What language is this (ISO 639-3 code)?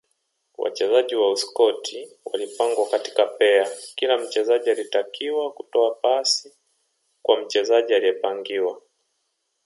swa